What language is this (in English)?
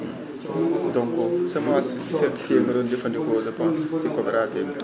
Wolof